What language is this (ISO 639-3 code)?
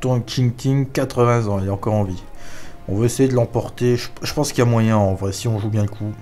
fra